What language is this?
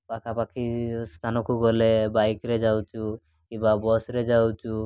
Odia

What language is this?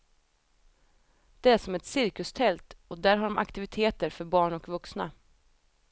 Swedish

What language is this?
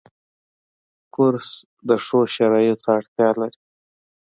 Pashto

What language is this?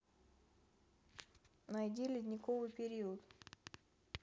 Russian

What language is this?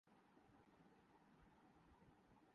Urdu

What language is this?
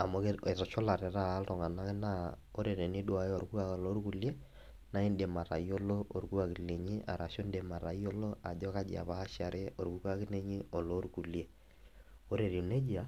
Masai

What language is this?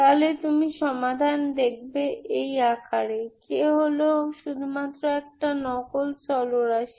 Bangla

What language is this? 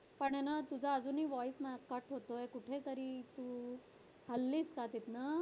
Marathi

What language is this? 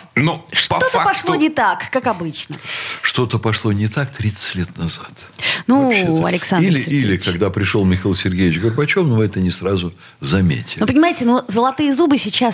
Russian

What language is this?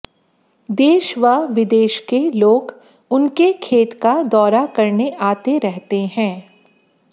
Hindi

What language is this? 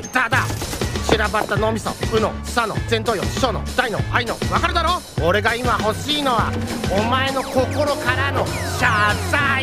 Japanese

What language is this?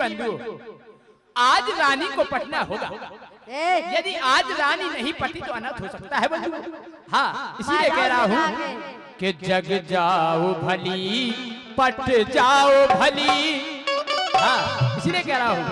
Hindi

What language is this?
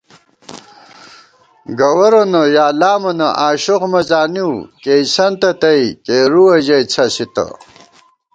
Gawar-Bati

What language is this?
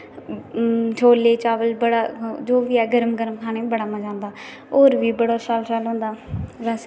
Dogri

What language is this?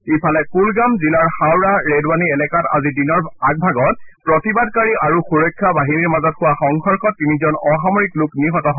Assamese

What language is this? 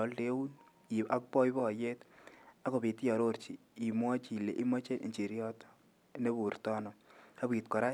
Kalenjin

